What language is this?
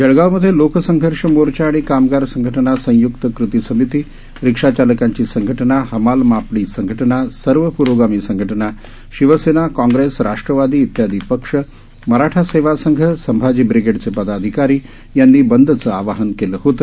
Marathi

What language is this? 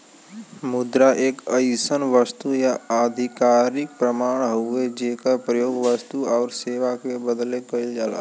Bhojpuri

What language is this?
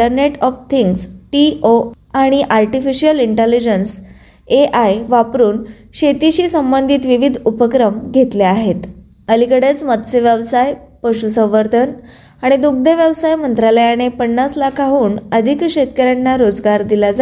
Marathi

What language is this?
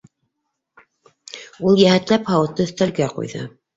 Bashkir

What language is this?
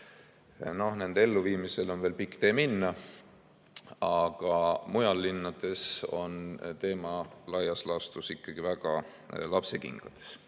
Estonian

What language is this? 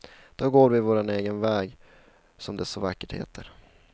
Swedish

